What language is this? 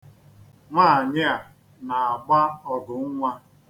Igbo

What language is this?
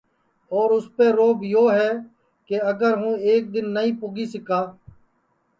Sansi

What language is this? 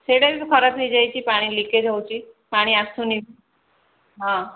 Odia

